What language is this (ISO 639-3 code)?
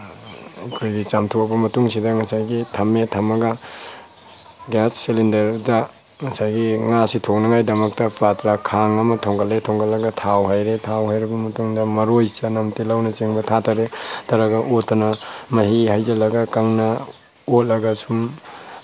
mni